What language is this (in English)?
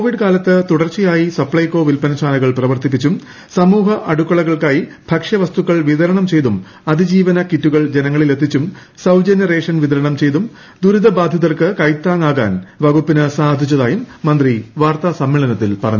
Malayalam